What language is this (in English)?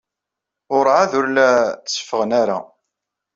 Kabyle